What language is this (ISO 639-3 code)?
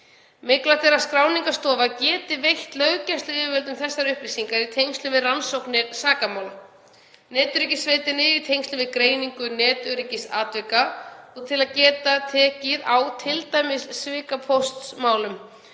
isl